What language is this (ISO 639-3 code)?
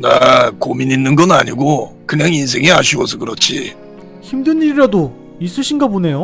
kor